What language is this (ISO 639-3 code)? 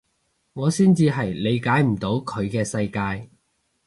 yue